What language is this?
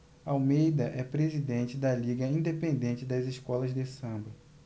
Portuguese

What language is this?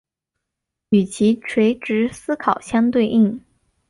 Chinese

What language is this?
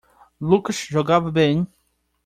Portuguese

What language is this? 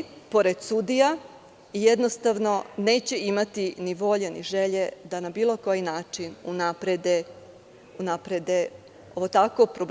Serbian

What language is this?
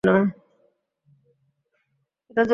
Bangla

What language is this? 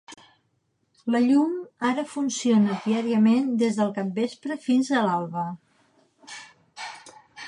Catalan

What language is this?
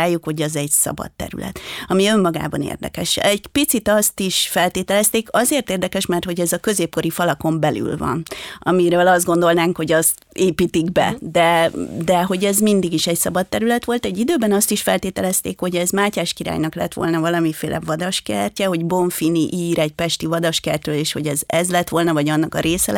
Hungarian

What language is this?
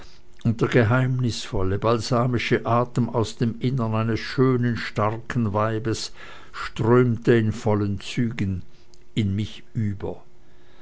German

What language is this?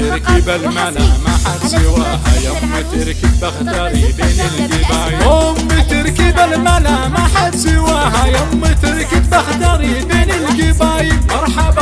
Arabic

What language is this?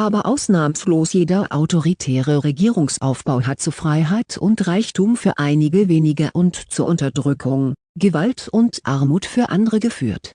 German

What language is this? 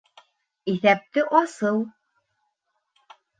Bashkir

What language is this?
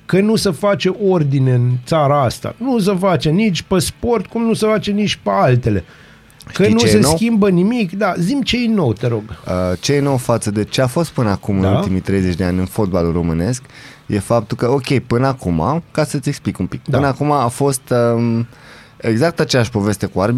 Romanian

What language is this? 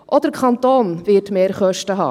Swiss German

